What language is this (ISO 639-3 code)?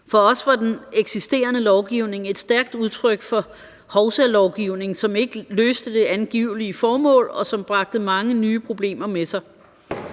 dan